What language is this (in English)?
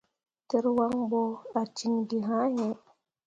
Mundang